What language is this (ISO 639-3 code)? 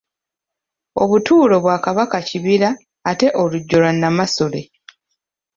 lug